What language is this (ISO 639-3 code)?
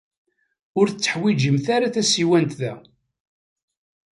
kab